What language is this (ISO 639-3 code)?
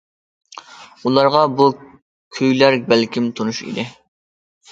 uig